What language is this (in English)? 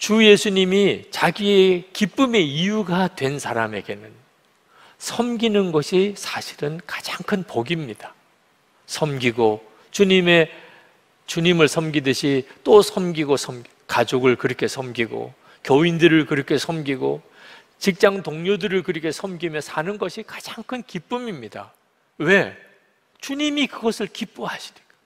Korean